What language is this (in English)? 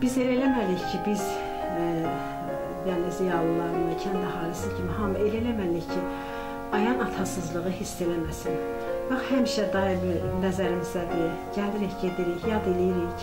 Turkish